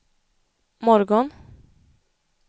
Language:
Swedish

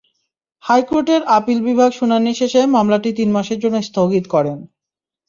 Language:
Bangla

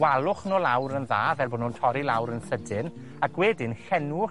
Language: Welsh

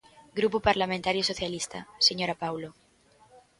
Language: Galician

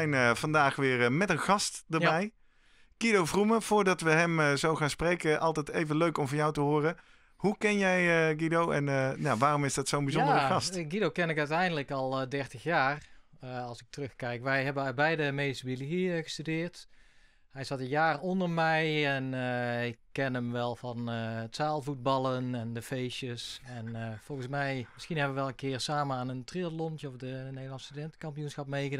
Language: Dutch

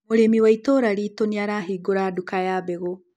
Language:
Kikuyu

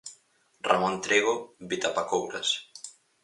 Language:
Galician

